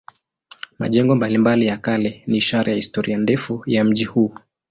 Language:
Swahili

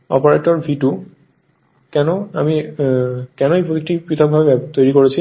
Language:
Bangla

